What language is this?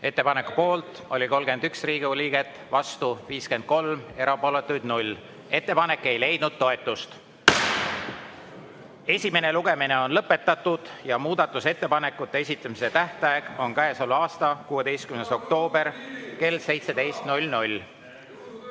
Estonian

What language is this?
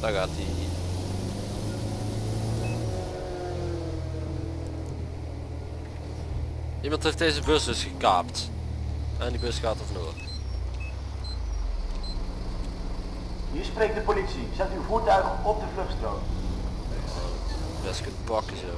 Dutch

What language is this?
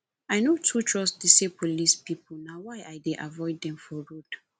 Nigerian Pidgin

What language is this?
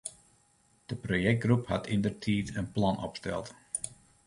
Western Frisian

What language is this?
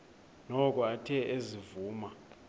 Xhosa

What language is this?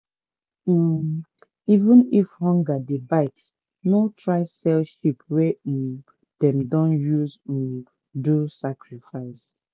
Nigerian Pidgin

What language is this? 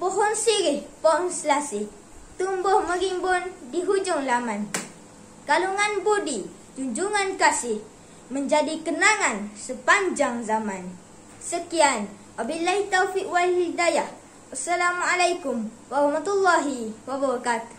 Malay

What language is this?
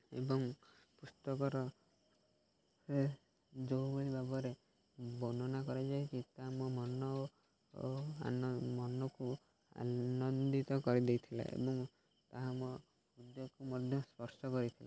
Odia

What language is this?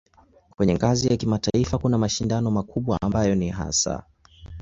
Swahili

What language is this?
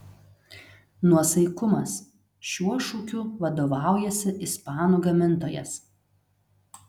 Lithuanian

